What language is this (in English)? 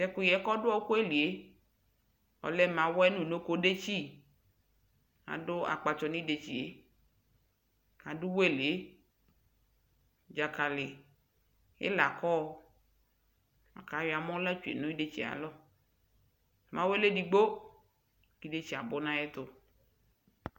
Ikposo